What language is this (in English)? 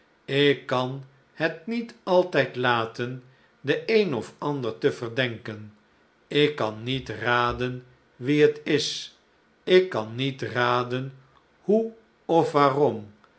Dutch